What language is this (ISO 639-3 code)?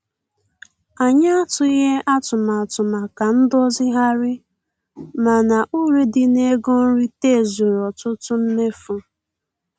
ibo